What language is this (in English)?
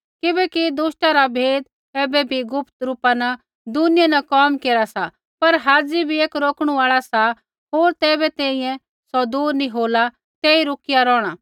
Kullu Pahari